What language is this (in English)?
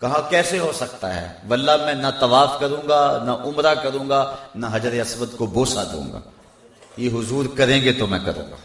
Hindi